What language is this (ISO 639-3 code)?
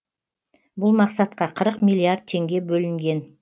kaz